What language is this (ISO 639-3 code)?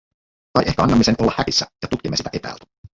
fin